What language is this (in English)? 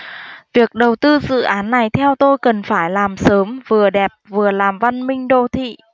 Vietnamese